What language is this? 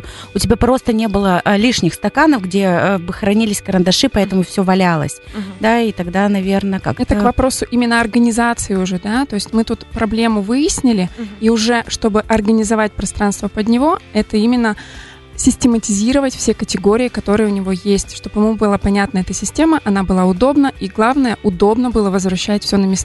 Russian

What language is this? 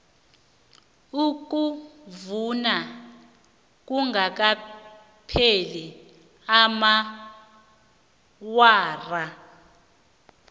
South Ndebele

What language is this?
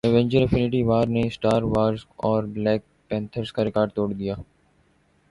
Urdu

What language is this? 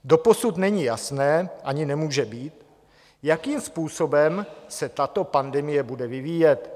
Czech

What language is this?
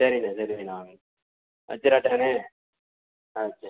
Tamil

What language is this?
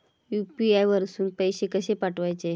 Marathi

